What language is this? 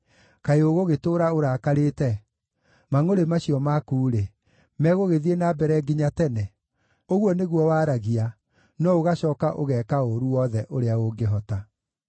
Kikuyu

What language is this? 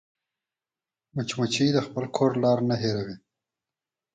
Pashto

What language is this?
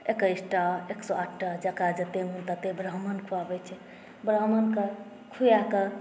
Maithili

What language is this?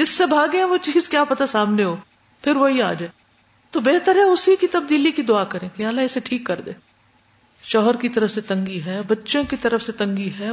Urdu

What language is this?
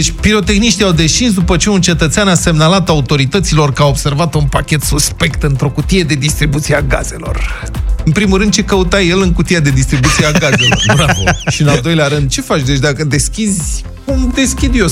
Romanian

